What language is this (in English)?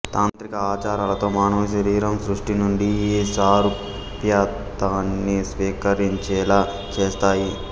Telugu